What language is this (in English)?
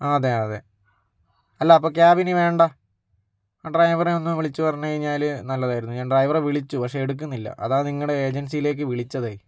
Malayalam